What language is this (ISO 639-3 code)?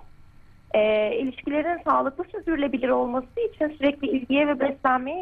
tur